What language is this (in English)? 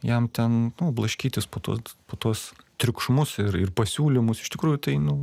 Lithuanian